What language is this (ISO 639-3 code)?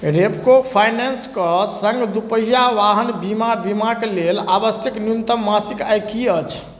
mai